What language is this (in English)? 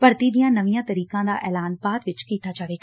Punjabi